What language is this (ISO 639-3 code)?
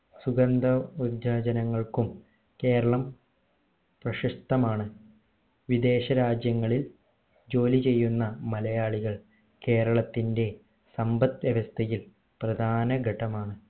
mal